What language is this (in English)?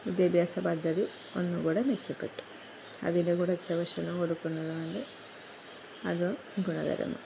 Malayalam